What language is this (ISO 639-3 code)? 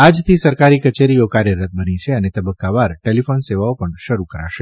guj